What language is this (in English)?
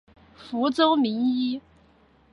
Chinese